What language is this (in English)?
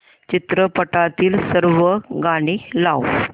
Marathi